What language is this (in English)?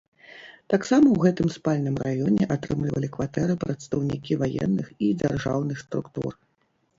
Belarusian